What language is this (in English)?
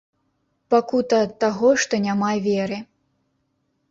Belarusian